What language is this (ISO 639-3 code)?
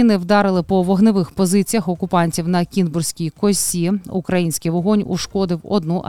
ukr